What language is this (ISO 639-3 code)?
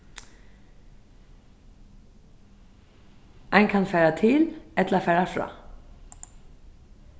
fao